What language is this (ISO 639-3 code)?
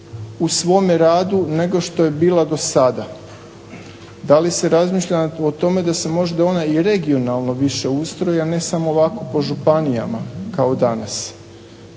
hrv